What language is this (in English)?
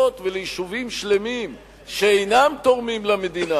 Hebrew